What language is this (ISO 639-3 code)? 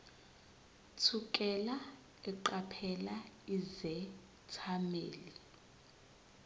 zul